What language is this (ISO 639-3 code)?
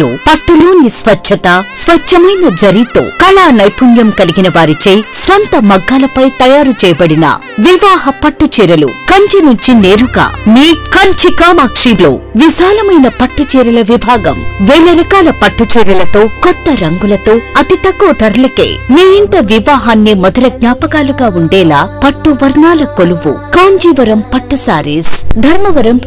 tel